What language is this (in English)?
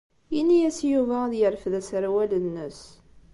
Kabyle